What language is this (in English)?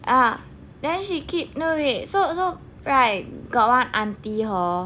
English